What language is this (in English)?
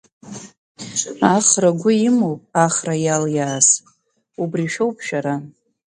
Abkhazian